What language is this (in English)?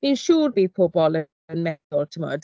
Welsh